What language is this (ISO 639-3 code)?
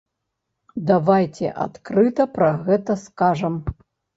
bel